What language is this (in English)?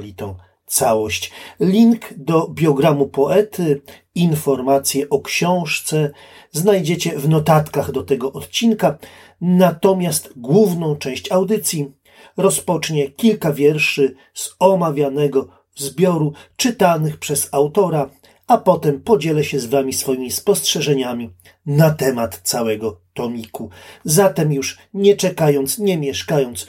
Polish